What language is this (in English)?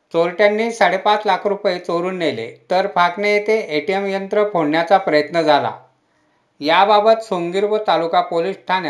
Marathi